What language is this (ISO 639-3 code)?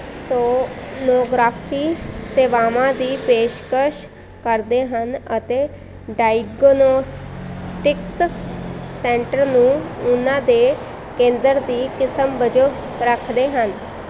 pan